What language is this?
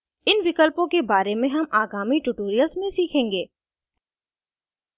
Hindi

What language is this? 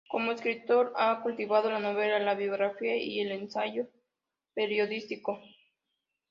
Spanish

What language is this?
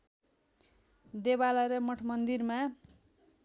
Nepali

